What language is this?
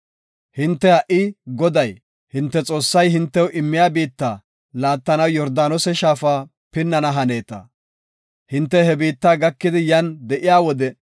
Gofa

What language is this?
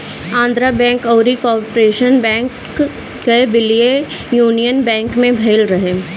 Bhojpuri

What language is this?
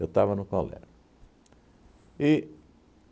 Portuguese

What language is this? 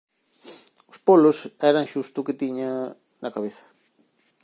Galician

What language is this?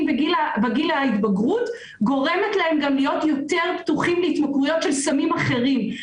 Hebrew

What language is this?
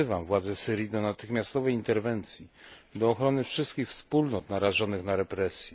Polish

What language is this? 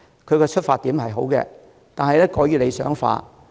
Cantonese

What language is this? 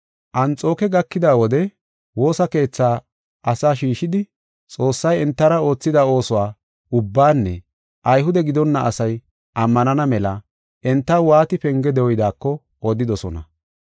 Gofa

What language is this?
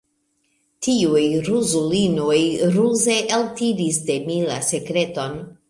Esperanto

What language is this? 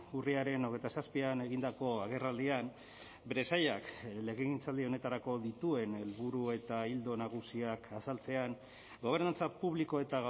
Basque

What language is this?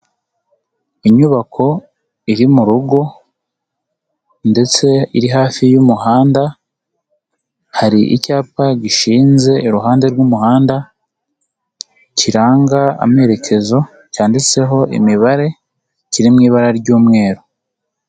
Kinyarwanda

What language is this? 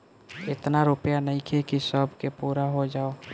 Bhojpuri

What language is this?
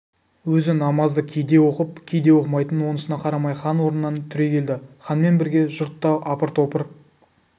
Kazakh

